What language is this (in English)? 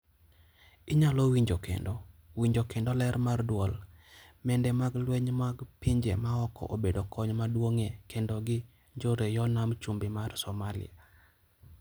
Luo (Kenya and Tanzania)